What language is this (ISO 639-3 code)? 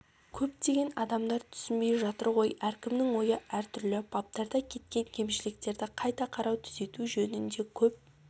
kaz